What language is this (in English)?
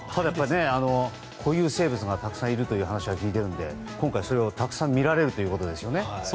Japanese